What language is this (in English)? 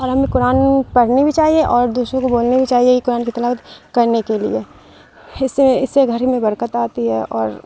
Urdu